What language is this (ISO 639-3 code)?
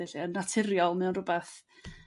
cym